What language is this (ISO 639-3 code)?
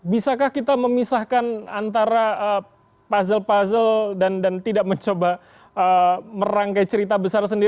ind